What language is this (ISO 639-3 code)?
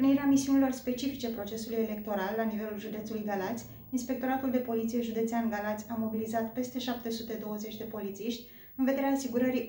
ron